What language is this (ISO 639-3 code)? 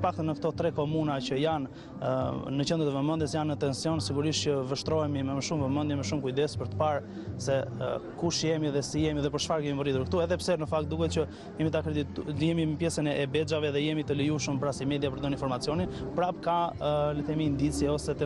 ron